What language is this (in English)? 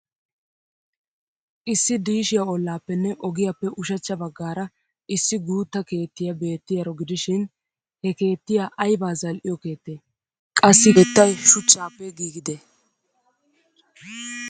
Wolaytta